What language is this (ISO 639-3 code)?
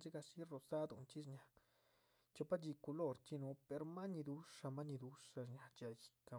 zpv